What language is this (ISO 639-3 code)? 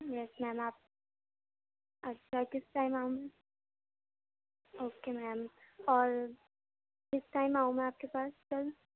urd